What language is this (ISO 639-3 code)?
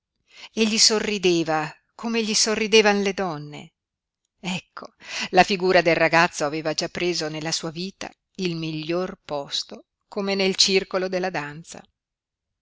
ita